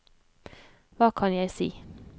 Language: Norwegian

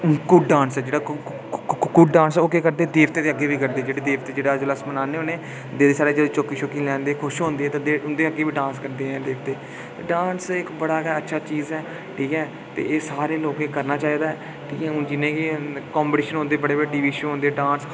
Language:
Dogri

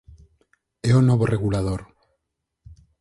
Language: Galician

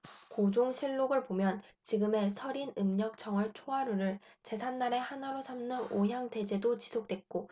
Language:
Korean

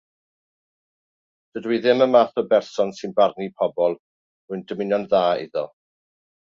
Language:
Welsh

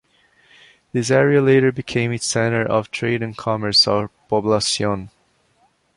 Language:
English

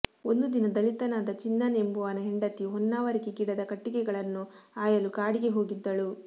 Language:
Kannada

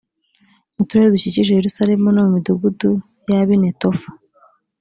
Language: Kinyarwanda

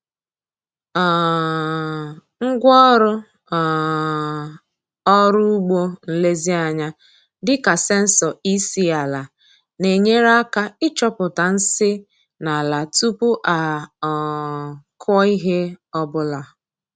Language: Igbo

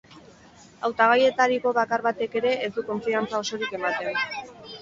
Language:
Basque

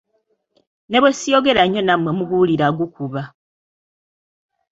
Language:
Ganda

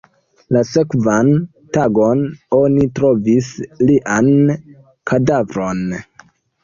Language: Esperanto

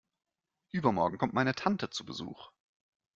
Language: German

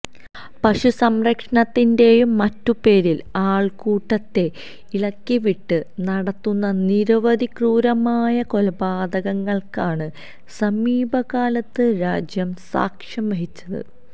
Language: Malayalam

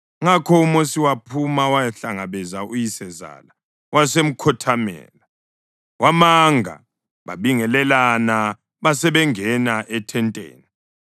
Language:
North Ndebele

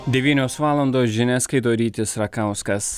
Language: Lithuanian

